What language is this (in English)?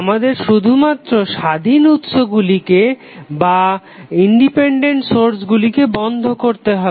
Bangla